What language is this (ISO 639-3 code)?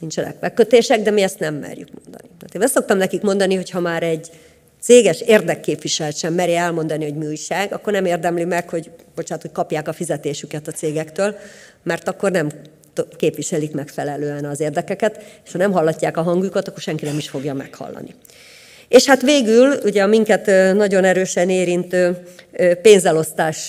hun